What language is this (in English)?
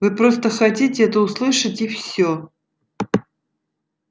Russian